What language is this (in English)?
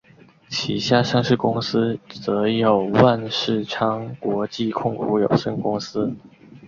Chinese